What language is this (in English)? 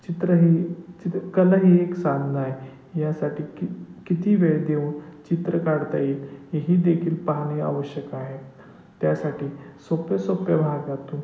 Marathi